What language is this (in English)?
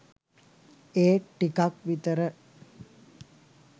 Sinhala